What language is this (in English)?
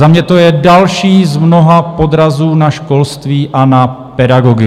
Czech